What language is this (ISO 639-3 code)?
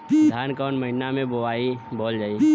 bho